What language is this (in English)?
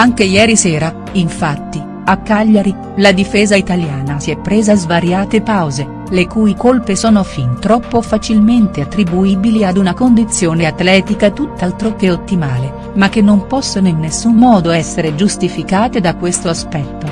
Italian